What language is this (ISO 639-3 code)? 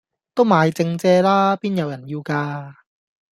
yue